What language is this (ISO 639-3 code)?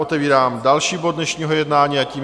ces